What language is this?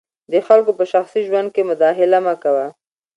Pashto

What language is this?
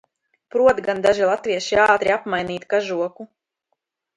Latvian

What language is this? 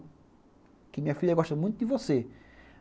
Portuguese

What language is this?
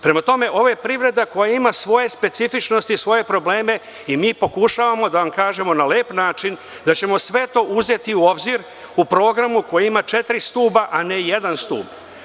Serbian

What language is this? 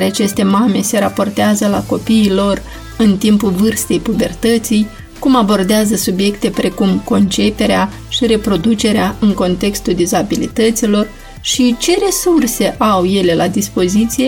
Romanian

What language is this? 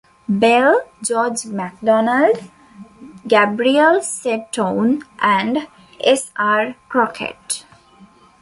English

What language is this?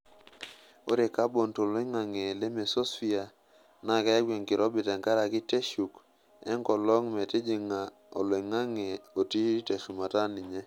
Masai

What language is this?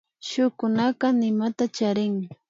Imbabura Highland Quichua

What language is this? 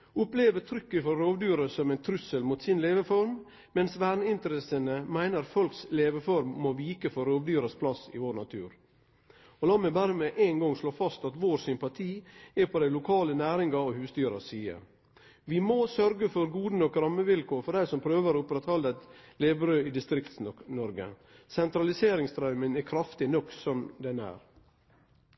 Norwegian Nynorsk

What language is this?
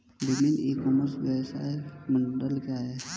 Hindi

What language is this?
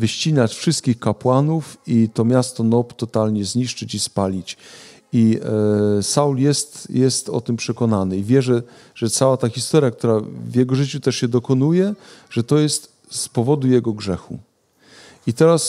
Polish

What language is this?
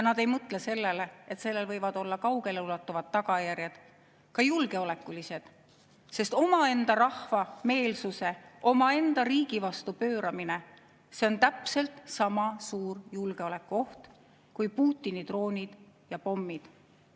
Estonian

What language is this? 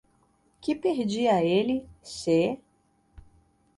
Portuguese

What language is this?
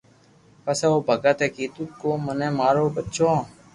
Loarki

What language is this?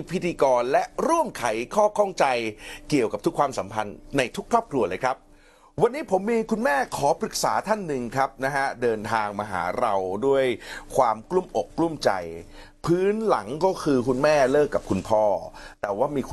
Thai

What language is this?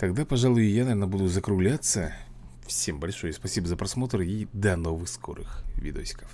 Russian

